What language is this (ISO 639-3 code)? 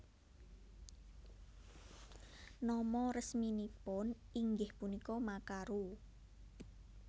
jav